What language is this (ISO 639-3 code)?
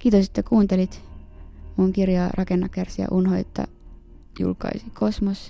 fin